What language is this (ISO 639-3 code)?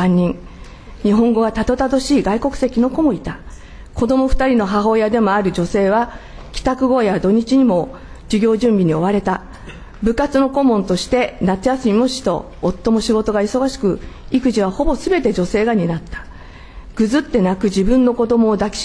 jpn